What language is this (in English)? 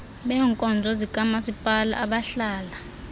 Xhosa